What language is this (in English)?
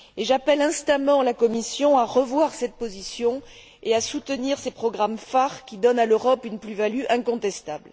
French